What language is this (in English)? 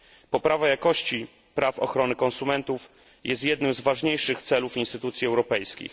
Polish